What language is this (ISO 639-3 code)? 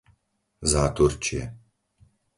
slk